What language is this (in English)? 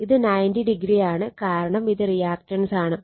Malayalam